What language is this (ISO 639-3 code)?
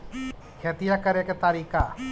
mag